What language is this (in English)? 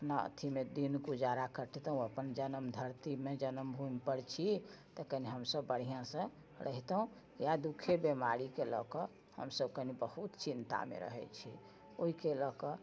Maithili